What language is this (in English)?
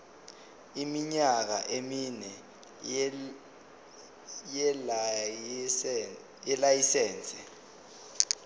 Zulu